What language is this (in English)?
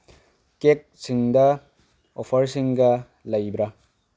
Manipuri